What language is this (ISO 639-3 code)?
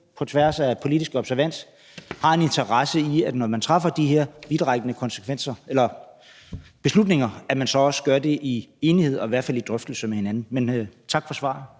dan